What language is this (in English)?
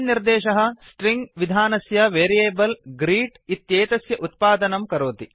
Sanskrit